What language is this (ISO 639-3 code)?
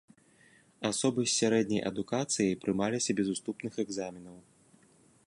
bel